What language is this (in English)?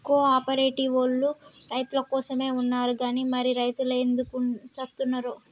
Telugu